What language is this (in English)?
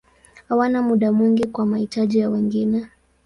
Swahili